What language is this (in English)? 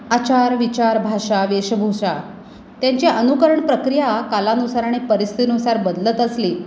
Marathi